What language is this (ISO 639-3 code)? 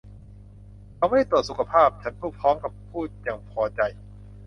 tha